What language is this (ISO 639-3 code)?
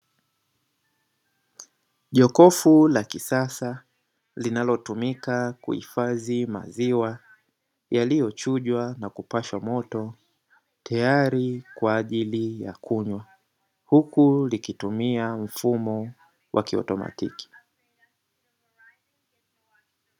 swa